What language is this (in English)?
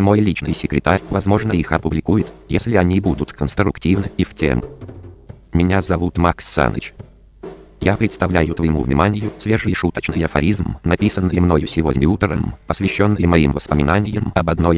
Russian